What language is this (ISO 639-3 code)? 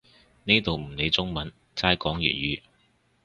yue